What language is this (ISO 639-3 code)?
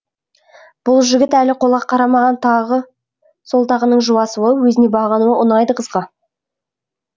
kaz